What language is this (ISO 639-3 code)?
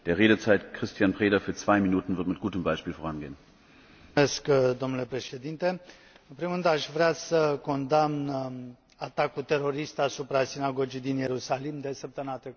ron